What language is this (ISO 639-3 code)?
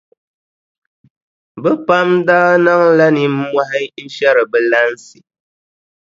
dag